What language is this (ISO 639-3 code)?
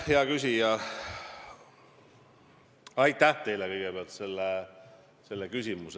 est